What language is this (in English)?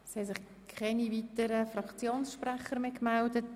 Swiss German